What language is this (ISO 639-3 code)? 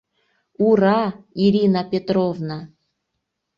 chm